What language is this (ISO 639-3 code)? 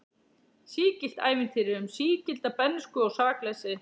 isl